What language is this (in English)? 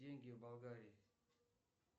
Russian